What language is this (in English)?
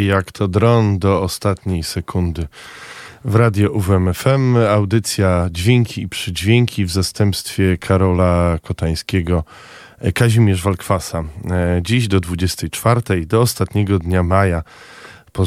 Polish